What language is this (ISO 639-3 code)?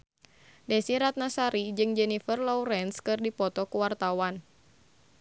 sun